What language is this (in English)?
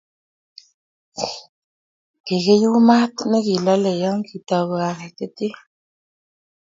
Kalenjin